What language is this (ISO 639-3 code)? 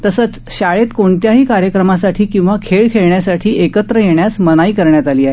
mar